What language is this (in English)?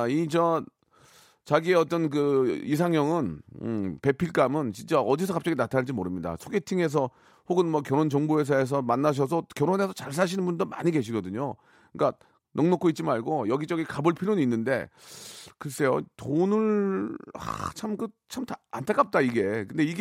Korean